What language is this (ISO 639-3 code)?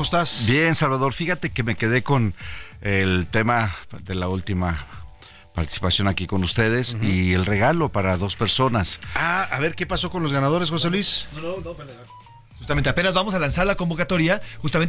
spa